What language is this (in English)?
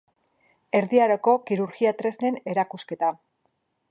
Basque